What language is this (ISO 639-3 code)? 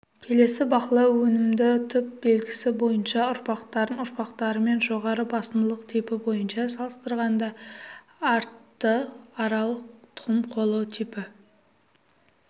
kaz